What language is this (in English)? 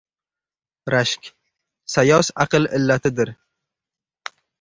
Uzbek